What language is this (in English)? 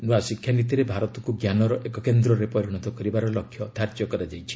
Odia